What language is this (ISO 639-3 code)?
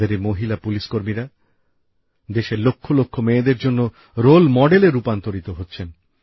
ben